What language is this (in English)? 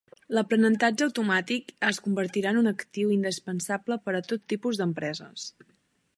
Catalan